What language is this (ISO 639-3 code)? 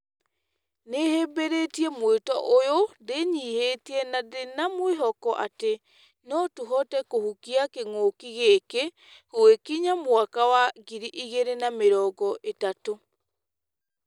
kik